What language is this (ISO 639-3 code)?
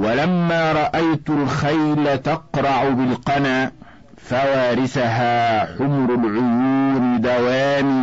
ara